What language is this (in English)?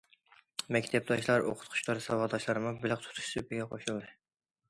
Uyghur